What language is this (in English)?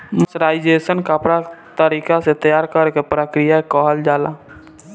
Bhojpuri